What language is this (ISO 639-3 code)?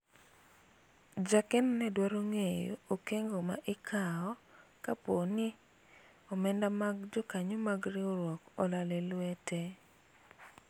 luo